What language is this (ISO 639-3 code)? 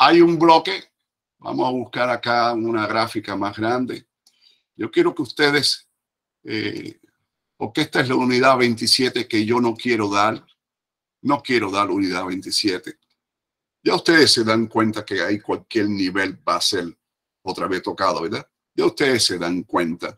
spa